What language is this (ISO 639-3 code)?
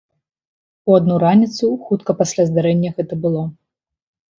bel